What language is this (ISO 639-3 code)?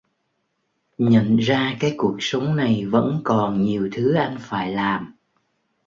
vie